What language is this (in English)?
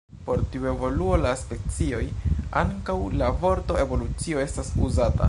Esperanto